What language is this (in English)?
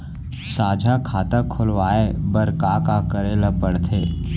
Chhattisgarhi